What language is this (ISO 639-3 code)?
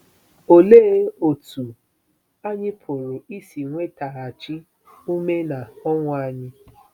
ibo